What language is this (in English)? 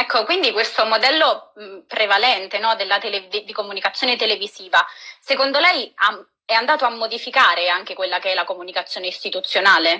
Italian